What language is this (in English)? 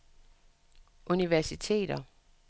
Danish